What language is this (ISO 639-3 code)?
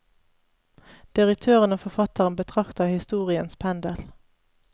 nor